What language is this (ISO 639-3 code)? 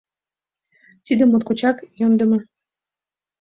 chm